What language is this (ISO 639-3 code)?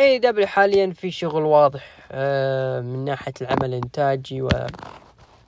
ara